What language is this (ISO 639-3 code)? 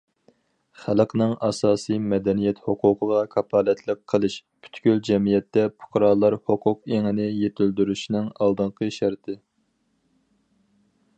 uig